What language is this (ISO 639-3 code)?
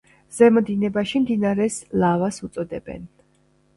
kat